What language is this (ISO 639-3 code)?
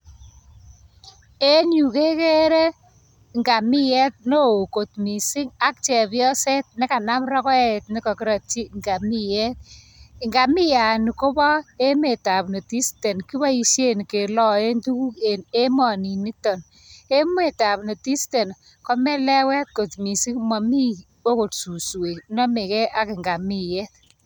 kln